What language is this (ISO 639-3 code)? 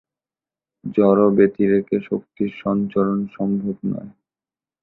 ben